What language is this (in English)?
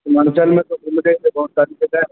Urdu